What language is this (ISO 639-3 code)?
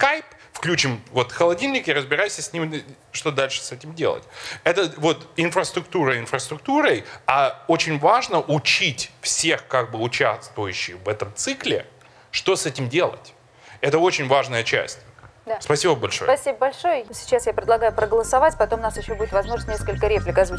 rus